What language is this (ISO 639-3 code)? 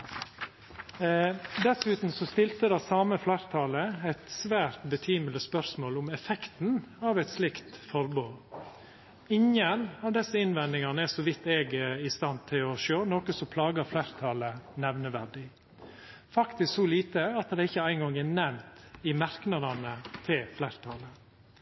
nno